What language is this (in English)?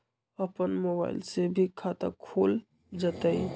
Magahi